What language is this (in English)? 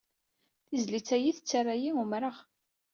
Kabyle